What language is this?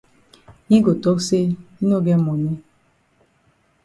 Cameroon Pidgin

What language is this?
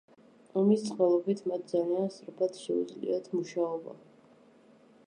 Georgian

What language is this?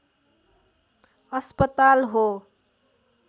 Nepali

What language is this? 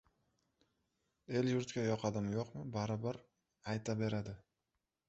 Uzbek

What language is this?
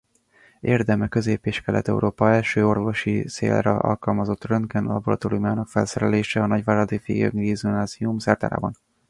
Hungarian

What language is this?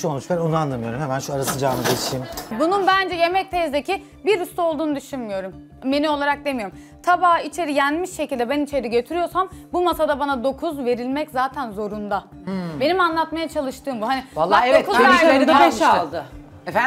Turkish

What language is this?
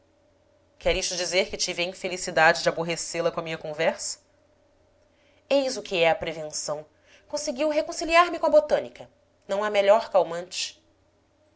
Portuguese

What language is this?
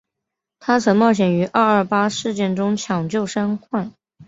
Chinese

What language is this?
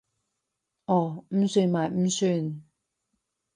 Cantonese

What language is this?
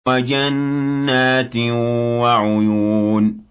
Arabic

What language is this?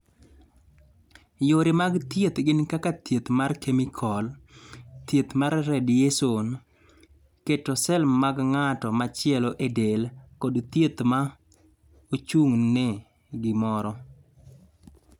Luo (Kenya and Tanzania)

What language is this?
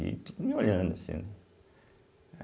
Portuguese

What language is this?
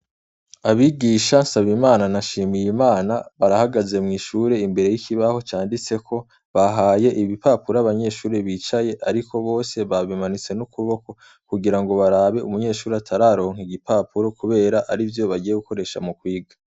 Rundi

